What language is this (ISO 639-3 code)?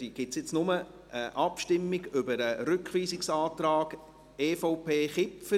gsw